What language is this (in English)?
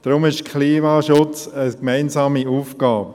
Swiss German